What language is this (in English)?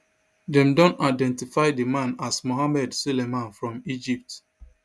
Nigerian Pidgin